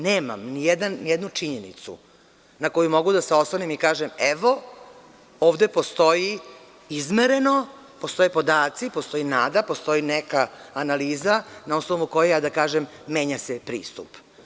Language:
Serbian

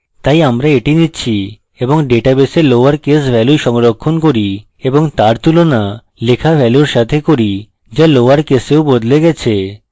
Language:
Bangla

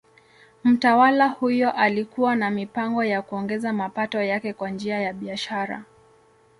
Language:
Swahili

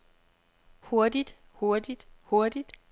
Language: Danish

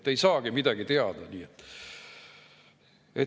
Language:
Estonian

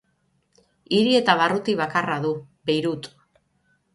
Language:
Basque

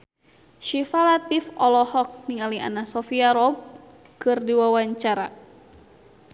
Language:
Sundanese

